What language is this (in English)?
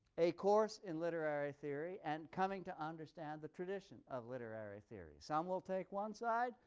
English